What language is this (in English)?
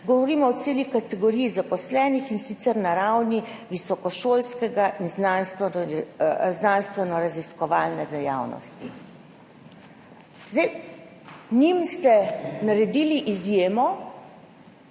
Slovenian